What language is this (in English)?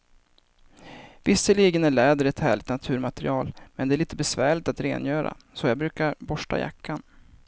Swedish